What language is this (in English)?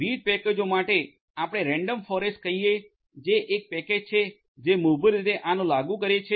Gujarati